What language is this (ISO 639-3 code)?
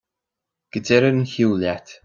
gle